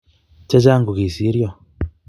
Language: Kalenjin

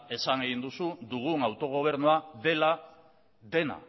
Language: Basque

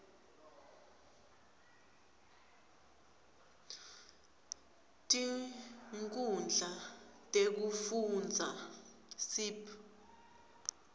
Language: Swati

